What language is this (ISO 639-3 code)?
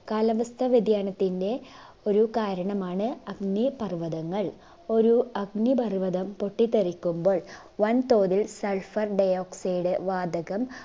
mal